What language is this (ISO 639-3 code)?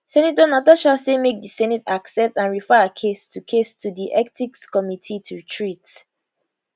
pcm